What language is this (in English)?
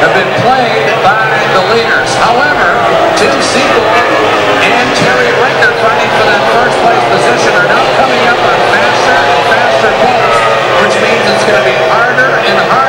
English